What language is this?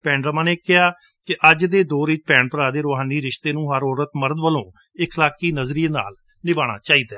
Punjabi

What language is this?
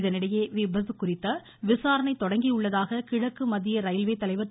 Tamil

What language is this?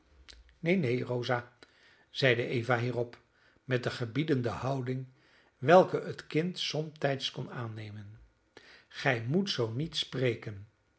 Dutch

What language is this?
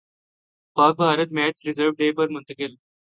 Urdu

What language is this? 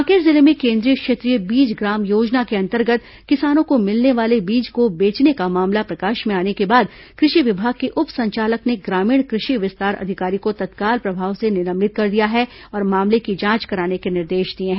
Hindi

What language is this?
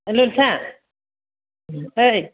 Bodo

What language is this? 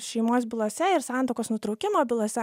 Lithuanian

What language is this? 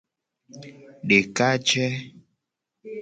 Gen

